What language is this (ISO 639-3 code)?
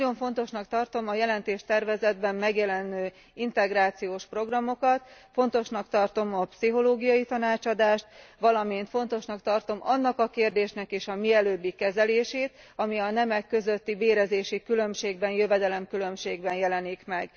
hun